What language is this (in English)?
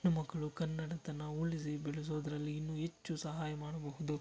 Kannada